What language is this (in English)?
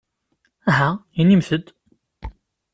Kabyle